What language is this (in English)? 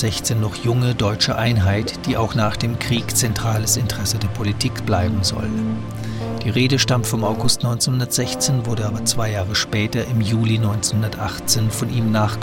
German